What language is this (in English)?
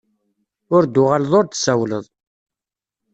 Kabyle